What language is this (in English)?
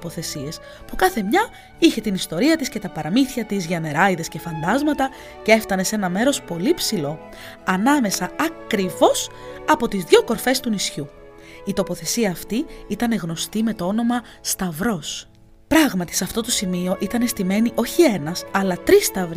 Greek